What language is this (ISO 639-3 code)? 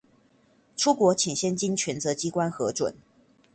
zho